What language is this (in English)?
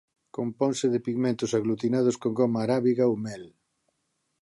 Galician